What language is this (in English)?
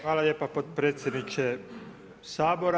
Croatian